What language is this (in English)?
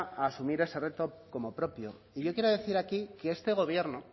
Spanish